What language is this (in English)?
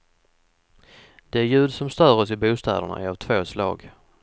Swedish